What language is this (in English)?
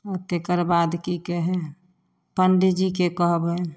Maithili